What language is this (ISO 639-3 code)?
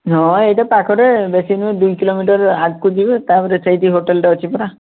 ori